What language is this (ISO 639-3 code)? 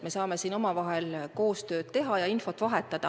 est